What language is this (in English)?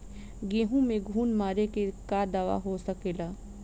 Bhojpuri